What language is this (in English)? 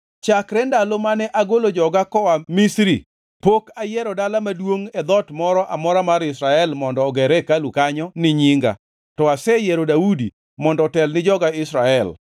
Luo (Kenya and Tanzania)